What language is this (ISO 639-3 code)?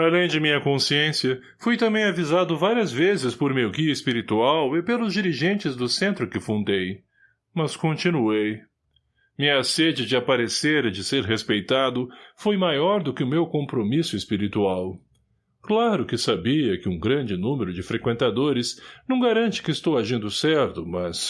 por